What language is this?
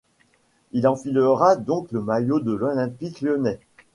French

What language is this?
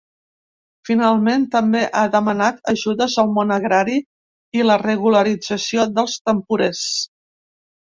Catalan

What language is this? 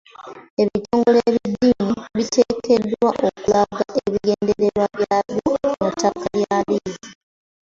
Ganda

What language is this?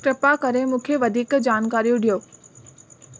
Sindhi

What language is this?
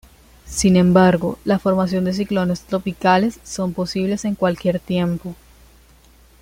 Spanish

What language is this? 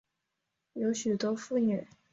Chinese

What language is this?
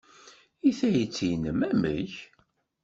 Kabyle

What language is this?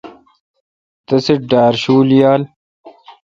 Kalkoti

